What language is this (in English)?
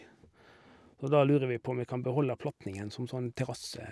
Norwegian